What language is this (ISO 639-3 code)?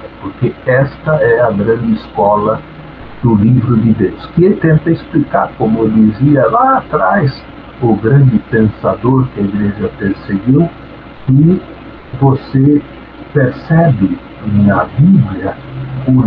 por